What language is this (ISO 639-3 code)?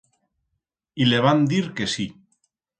arg